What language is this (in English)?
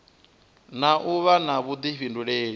Venda